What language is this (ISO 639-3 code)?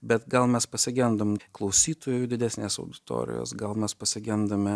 lit